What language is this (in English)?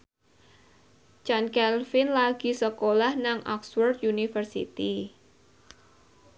Javanese